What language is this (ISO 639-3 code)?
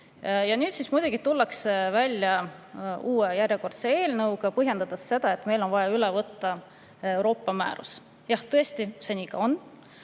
est